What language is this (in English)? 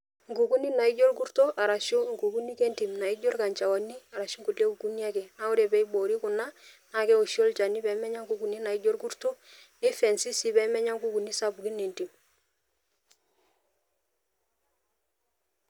Masai